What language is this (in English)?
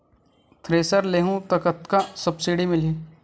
Chhattisgarhi